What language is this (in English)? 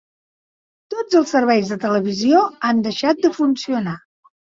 Catalan